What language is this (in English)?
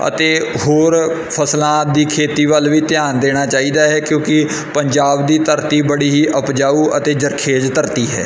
Punjabi